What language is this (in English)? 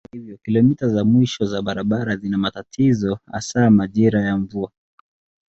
Swahili